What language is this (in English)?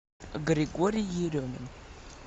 Russian